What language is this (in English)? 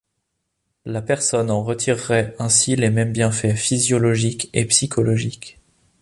French